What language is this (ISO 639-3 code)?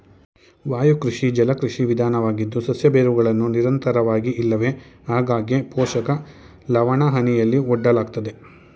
kan